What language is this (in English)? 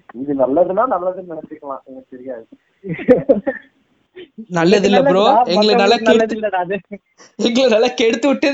Tamil